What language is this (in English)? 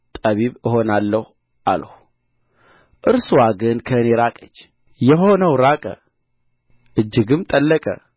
Amharic